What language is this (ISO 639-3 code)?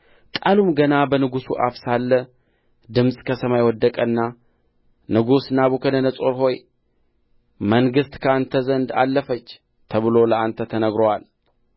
amh